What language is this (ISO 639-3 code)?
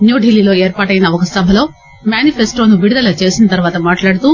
tel